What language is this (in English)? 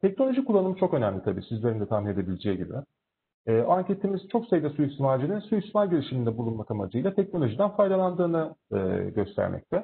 Turkish